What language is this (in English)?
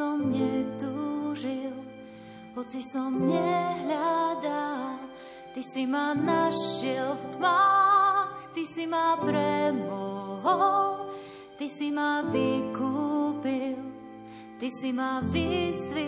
Slovak